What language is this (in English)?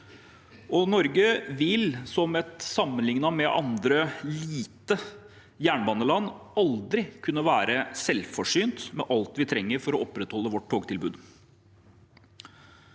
Norwegian